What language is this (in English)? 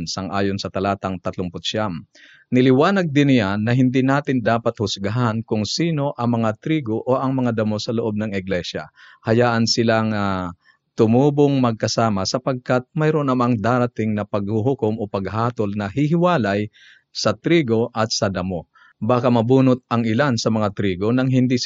Filipino